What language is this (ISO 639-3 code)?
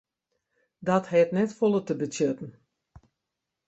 fry